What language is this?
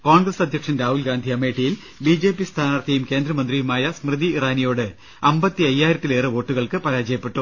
Malayalam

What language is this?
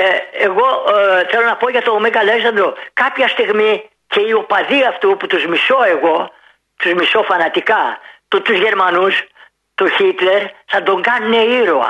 Greek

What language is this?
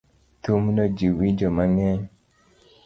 Luo (Kenya and Tanzania)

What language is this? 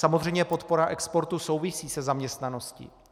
Czech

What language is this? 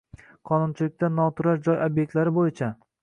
Uzbek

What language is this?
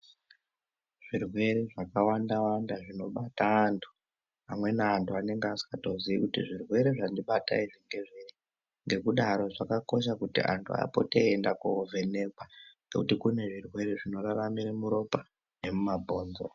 Ndau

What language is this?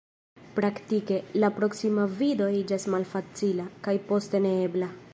Esperanto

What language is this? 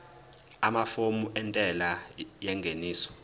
Zulu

